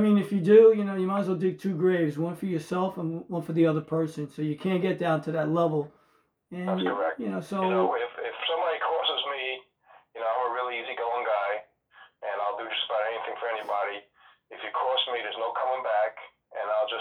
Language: English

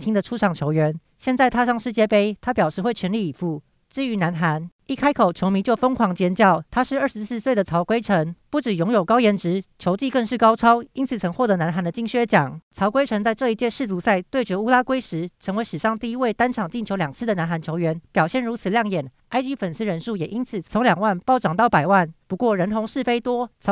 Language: Chinese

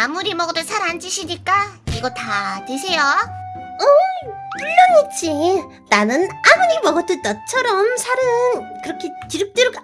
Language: Korean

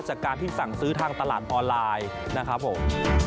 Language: Thai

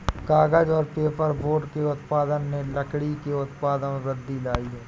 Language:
Hindi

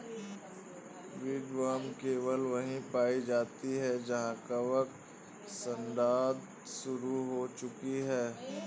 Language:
Hindi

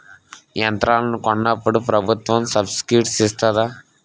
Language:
Telugu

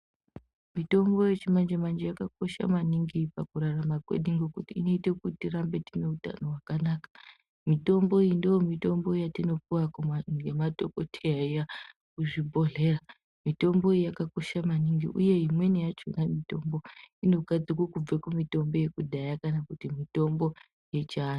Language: Ndau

